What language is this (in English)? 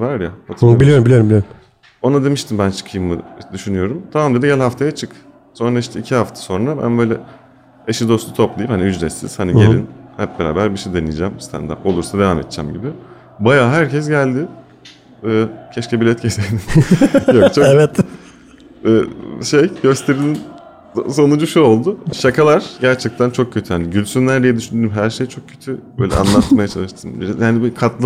Turkish